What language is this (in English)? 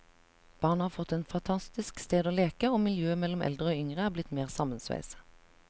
Norwegian